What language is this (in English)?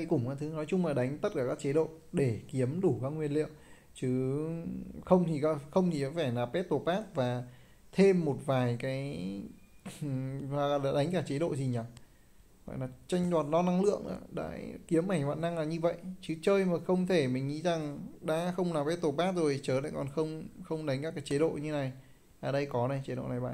Vietnamese